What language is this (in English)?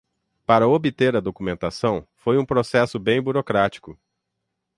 Portuguese